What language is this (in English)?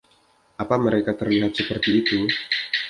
Indonesian